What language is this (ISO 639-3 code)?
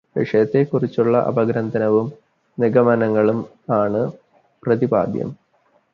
mal